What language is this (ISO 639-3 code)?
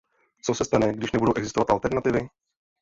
ces